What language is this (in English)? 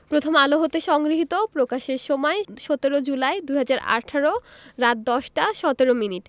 Bangla